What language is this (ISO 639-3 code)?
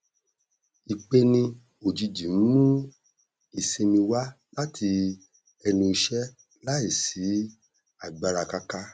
yor